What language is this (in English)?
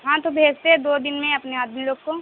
Urdu